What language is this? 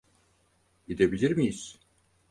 Turkish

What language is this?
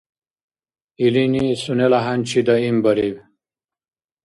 Dargwa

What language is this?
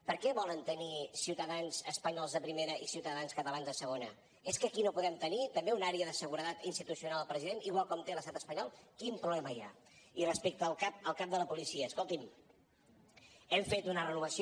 Catalan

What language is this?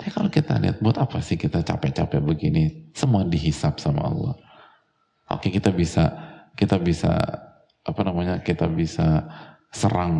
Indonesian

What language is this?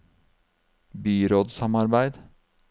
Norwegian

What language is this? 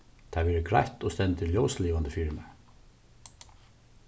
Faroese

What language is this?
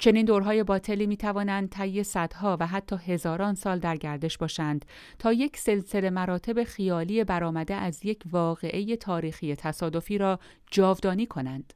Persian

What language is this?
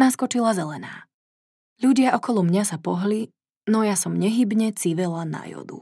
Slovak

